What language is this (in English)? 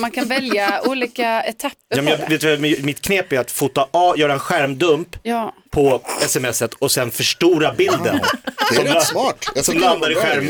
Swedish